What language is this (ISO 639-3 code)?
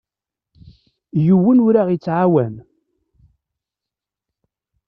kab